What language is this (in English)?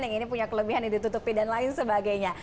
Indonesian